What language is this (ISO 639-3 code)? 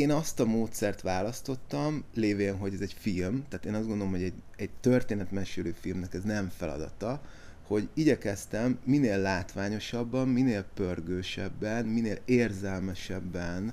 hun